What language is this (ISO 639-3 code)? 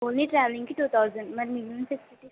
tel